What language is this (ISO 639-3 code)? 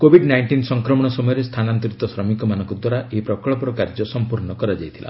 ori